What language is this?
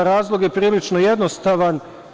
Serbian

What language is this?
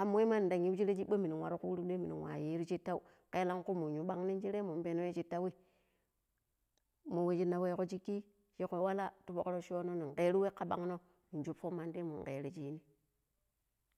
Pero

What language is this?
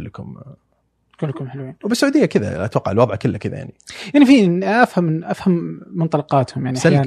Arabic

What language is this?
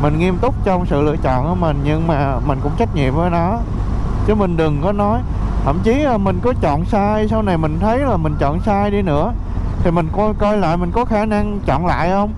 Vietnamese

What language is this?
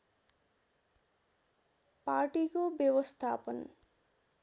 Nepali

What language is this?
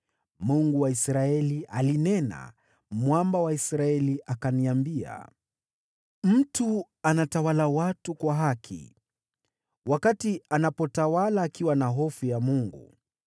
Swahili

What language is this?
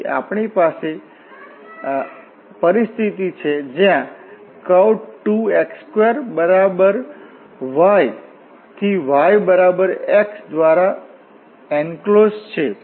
Gujarati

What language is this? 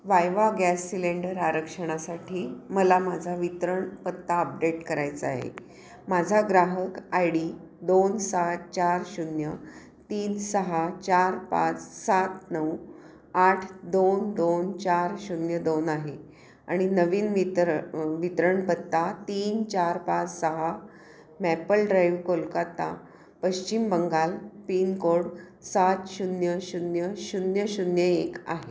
Marathi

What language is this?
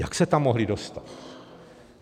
Czech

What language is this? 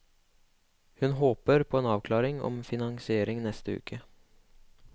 Norwegian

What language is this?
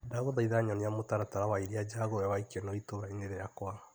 Kikuyu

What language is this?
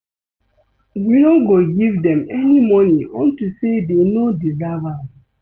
Nigerian Pidgin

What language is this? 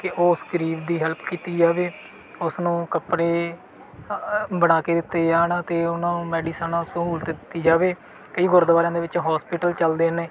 Punjabi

